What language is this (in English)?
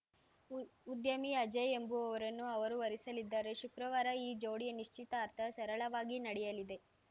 Kannada